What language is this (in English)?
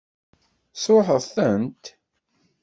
Kabyle